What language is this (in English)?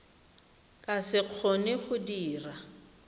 Tswana